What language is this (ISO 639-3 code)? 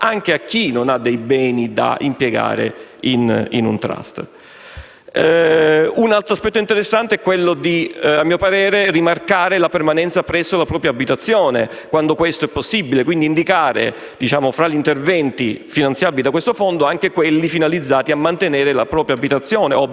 ita